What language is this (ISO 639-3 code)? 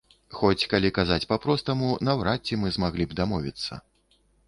bel